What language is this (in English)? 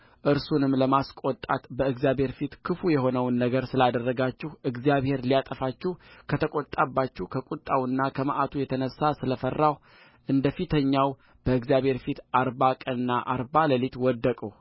Amharic